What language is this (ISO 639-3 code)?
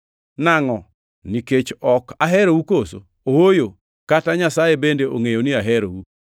luo